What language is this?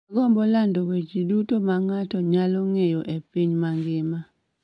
Luo (Kenya and Tanzania)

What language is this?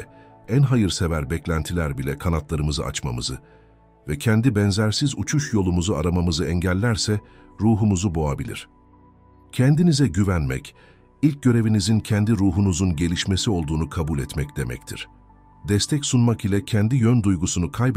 Turkish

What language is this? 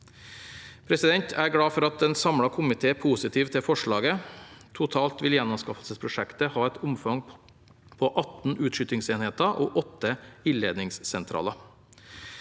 Norwegian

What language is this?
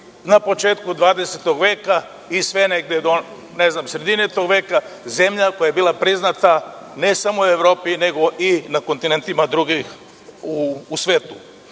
Serbian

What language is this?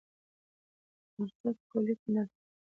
Pashto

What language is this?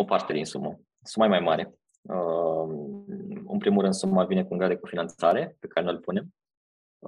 Romanian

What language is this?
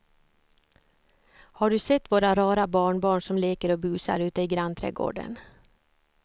Swedish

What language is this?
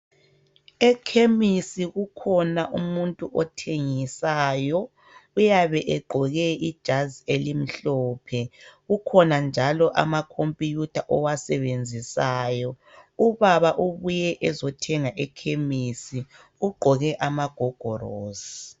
North Ndebele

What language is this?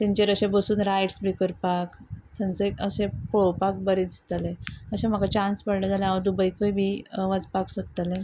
Konkani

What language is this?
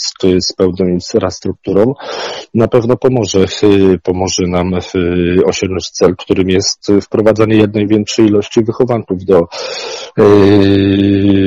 Polish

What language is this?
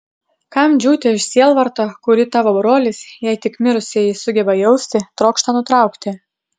Lithuanian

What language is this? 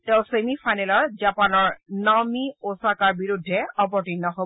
Assamese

